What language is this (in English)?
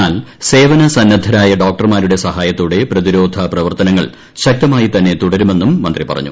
Malayalam